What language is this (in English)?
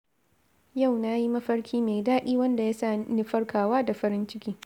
Hausa